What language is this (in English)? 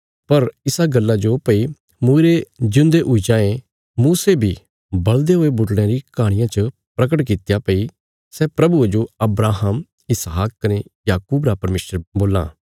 Bilaspuri